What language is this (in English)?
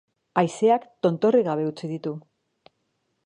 Basque